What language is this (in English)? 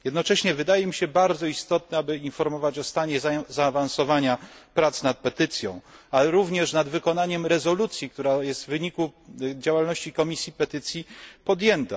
Polish